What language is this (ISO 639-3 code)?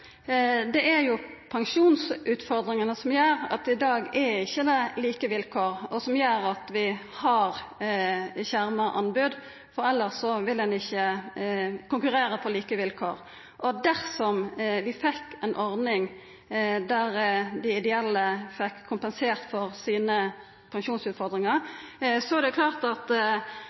nno